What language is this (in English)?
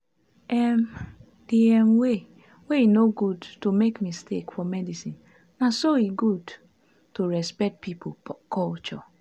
Nigerian Pidgin